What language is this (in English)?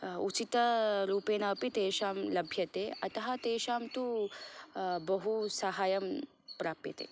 Sanskrit